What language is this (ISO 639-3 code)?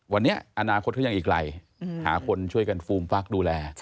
tha